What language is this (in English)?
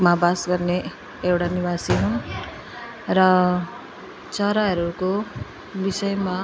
Nepali